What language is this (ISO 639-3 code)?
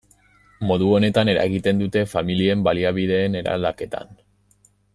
eus